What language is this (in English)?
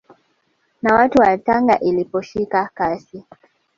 Swahili